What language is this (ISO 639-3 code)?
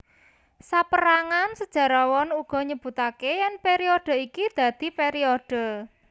jav